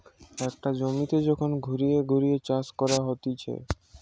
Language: Bangla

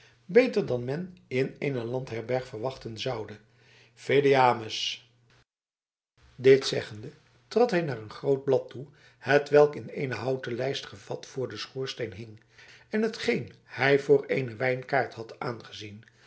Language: Dutch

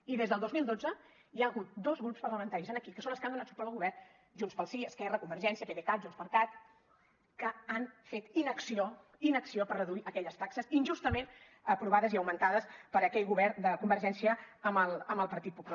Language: Catalan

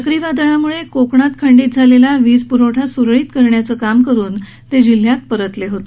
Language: Marathi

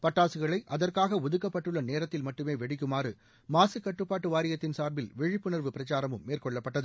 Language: Tamil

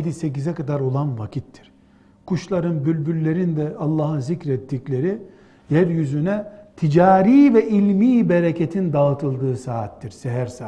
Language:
Turkish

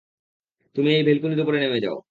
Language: Bangla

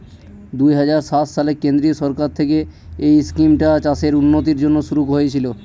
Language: Bangla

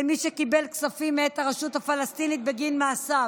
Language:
Hebrew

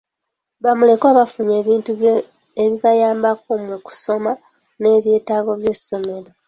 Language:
Ganda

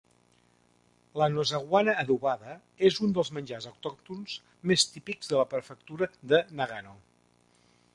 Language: Catalan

